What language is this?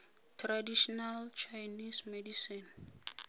Tswana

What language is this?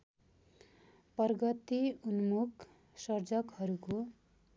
Nepali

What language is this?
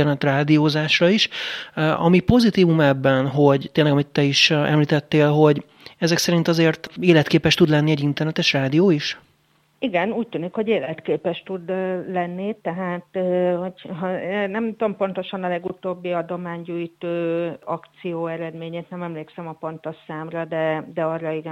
Hungarian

